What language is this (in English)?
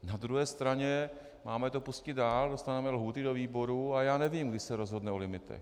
Czech